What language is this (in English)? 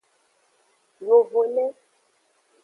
Aja (Benin)